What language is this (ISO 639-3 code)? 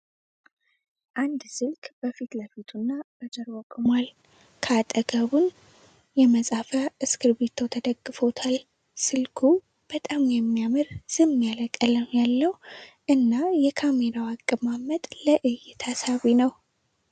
amh